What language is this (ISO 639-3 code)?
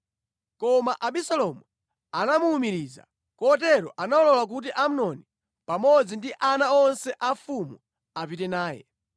nya